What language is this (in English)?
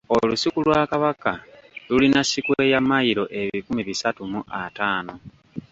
Ganda